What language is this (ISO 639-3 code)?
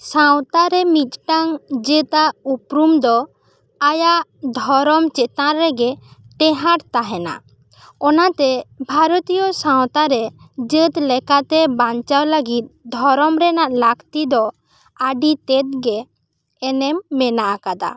sat